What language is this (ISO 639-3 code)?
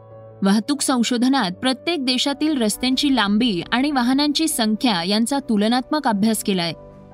mar